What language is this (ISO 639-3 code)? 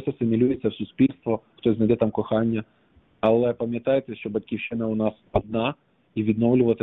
ukr